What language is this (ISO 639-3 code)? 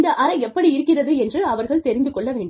tam